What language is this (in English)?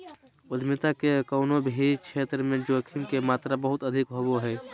Magahi